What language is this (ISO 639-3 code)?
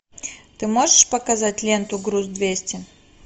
rus